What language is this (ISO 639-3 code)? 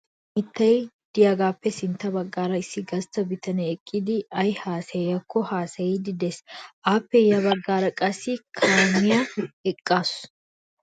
wal